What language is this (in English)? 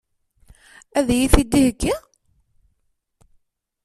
Kabyle